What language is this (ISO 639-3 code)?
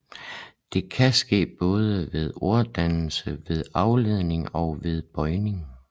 dan